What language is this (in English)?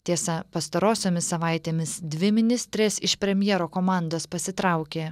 Lithuanian